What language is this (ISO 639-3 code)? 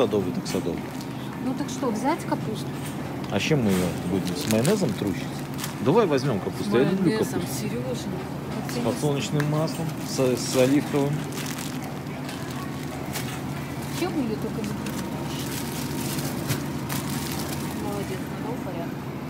rus